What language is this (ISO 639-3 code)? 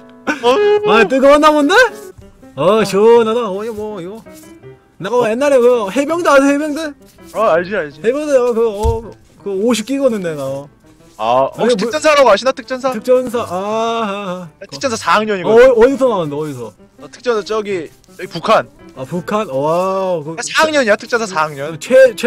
kor